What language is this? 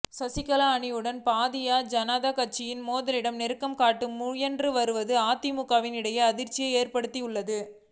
Tamil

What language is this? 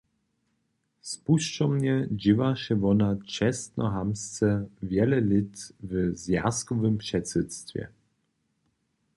Upper Sorbian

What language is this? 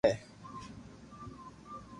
Loarki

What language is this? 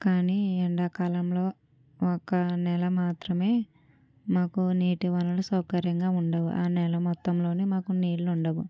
Telugu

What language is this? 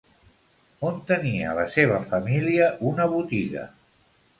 Catalan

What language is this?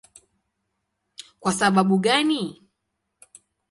Swahili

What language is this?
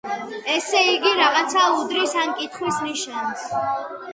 Georgian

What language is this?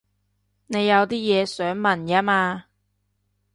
Cantonese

